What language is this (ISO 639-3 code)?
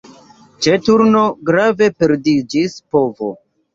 epo